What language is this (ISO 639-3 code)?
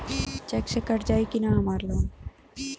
bho